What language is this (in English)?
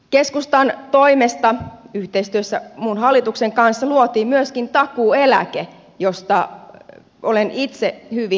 Finnish